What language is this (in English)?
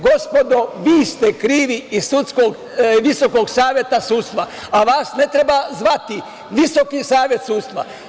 Serbian